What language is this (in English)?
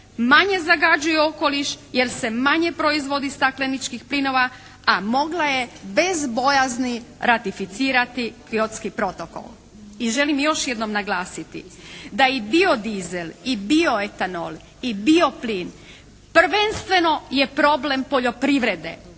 Croatian